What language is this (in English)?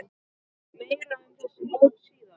Icelandic